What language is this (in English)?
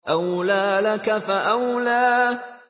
Arabic